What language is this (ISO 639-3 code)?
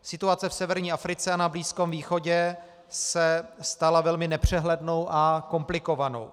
ces